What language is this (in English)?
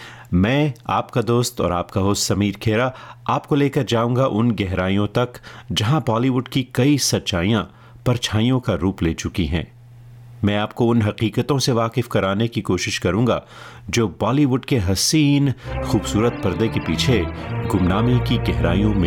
Hindi